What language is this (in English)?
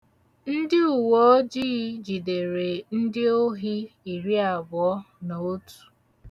Igbo